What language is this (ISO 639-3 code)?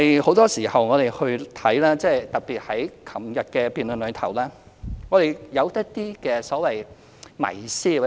yue